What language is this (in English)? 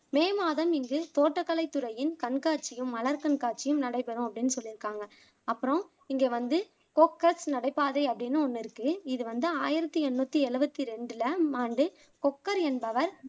Tamil